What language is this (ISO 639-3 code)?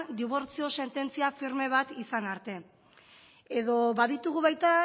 eus